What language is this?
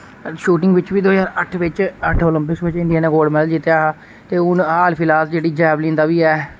Dogri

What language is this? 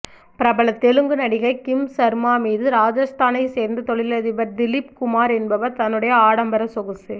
Tamil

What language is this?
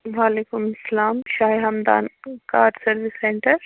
Kashmiri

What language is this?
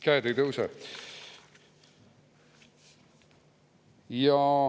Estonian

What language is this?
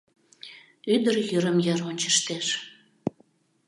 Mari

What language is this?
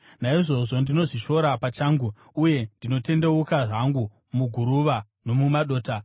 Shona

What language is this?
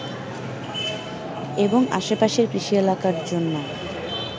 Bangla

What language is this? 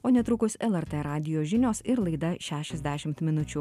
Lithuanian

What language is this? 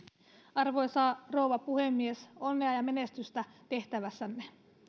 Finnish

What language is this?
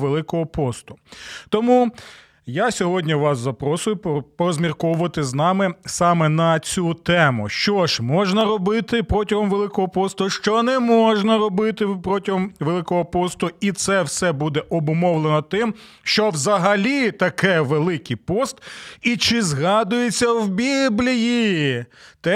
Ukrainian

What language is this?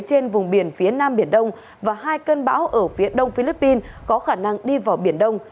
Vietnamese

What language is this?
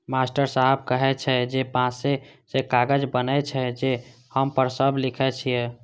Maithili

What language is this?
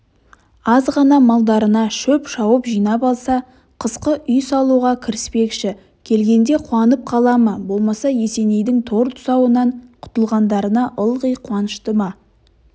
Kazakh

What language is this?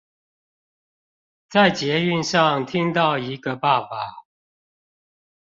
Chinese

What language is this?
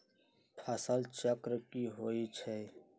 Magahi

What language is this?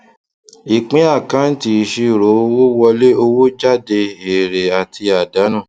Yoruba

